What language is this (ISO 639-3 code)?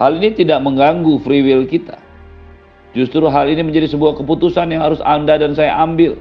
ind